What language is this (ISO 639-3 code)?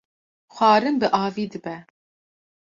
kur